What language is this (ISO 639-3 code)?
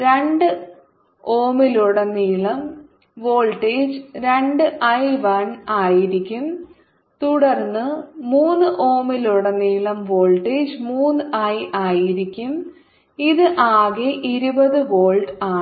mal